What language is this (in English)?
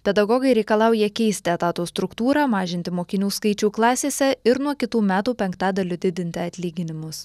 Lithuanian